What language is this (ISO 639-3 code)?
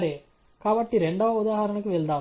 tel